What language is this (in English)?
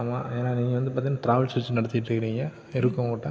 Tamil